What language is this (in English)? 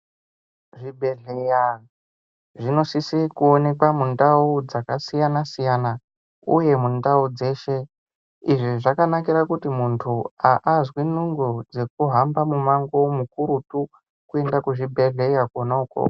Ndau